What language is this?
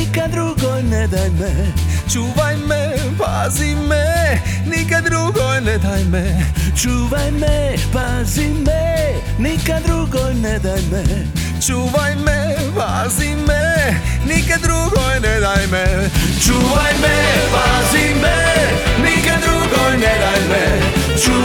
Croatian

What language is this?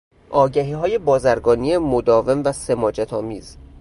Persian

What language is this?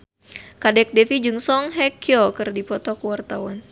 Sundanese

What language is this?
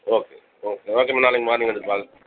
Tamil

